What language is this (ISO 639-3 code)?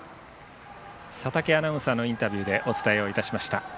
jpn